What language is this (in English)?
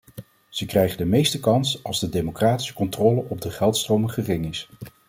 Dutch